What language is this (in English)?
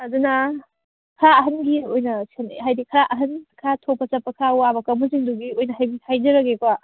Manipuri